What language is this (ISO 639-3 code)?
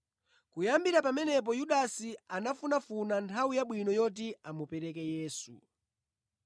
nya